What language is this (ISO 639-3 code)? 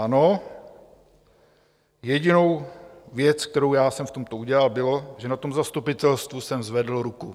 ces